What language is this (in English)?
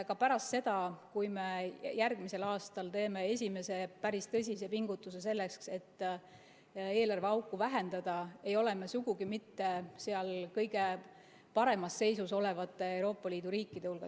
Estonian